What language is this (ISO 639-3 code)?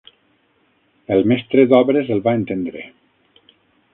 cat